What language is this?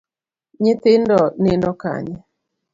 Luo (Kenya and Tanzania)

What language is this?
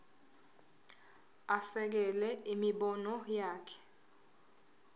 Zulu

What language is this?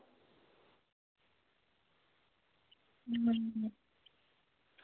Dogri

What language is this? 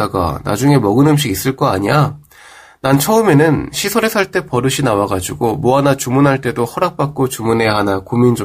Korean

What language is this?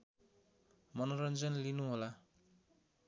Nepali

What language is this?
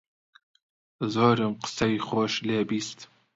Central Kurdish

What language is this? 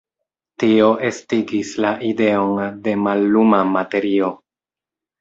Esperanto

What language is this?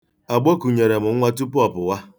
Igbo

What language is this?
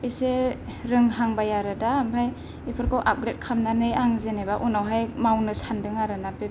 Bodo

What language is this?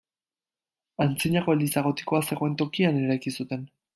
Basque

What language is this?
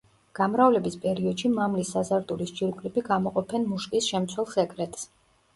Georgian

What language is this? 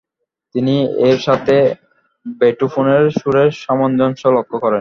Bangla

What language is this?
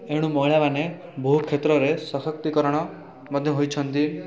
Odia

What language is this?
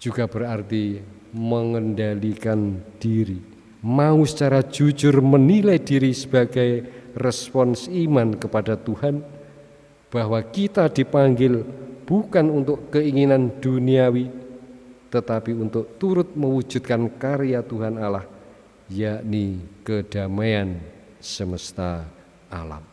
Indonesian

